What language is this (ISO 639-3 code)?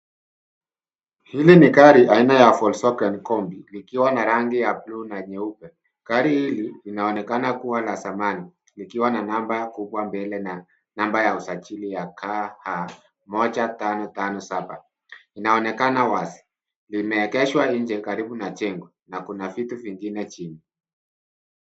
swa